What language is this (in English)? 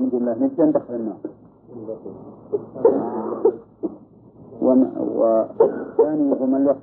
Arabic